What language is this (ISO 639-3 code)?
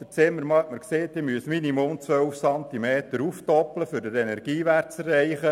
gsw